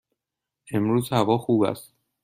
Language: Persian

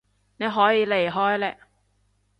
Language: Cantonese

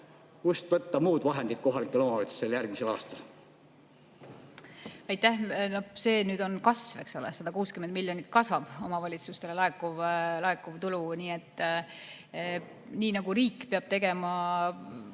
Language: Estonian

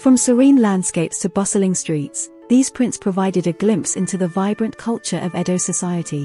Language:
English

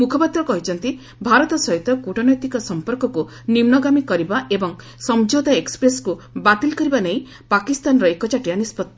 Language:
Odia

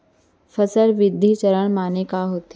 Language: Chhattisgarhi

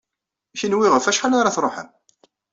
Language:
Kabyle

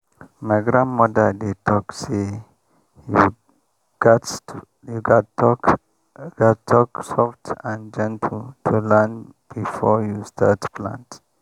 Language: Nigerian Pidgin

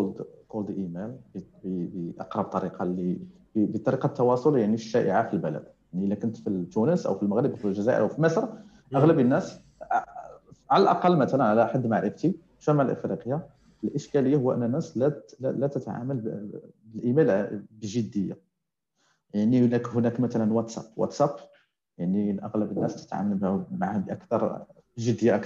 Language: Arabic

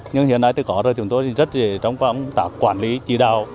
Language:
Vietnamese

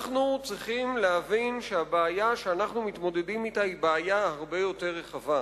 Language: Hebrew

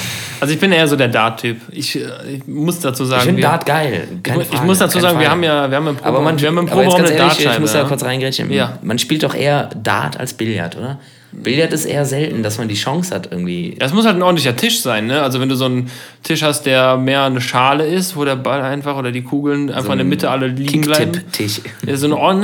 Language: German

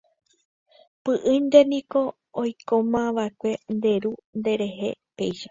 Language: Guarani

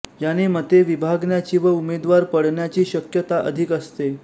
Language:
Marathi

